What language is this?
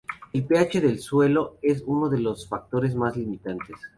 Spanish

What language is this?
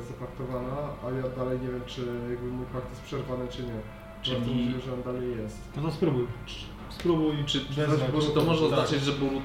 Polish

